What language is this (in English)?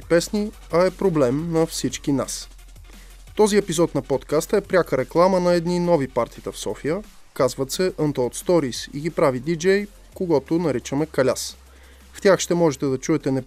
Bulgarian